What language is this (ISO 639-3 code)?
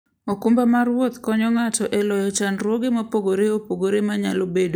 luo